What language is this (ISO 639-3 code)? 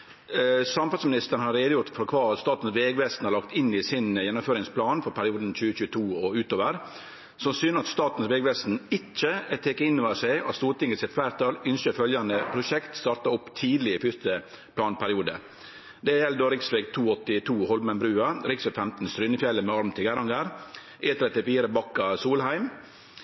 nno